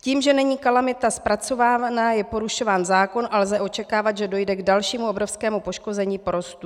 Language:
Czech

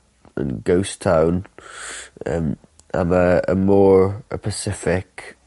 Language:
Welsh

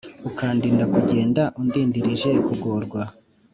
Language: Kinyarwanda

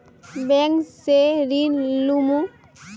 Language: Magahi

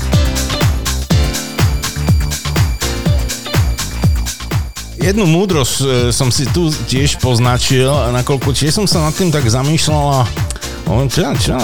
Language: Slovak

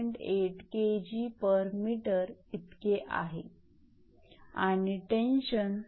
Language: Marathi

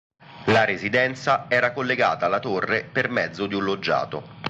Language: Italian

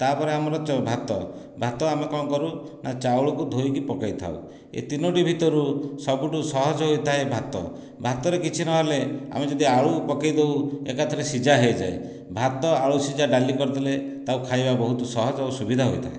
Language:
Odia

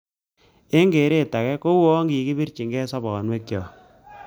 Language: Kalenjin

